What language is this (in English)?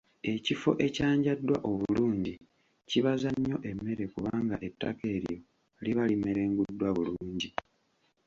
Ganda